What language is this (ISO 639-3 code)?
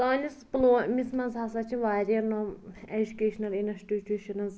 kas